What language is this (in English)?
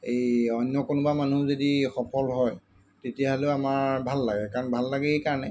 Assamese